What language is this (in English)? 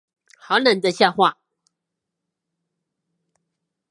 Chinese